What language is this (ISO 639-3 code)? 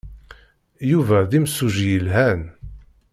kab